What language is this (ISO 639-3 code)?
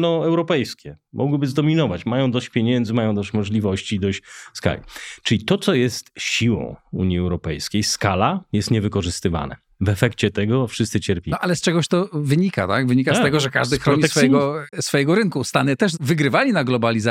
pol